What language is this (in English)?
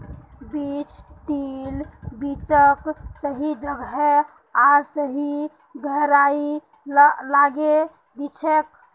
Magahi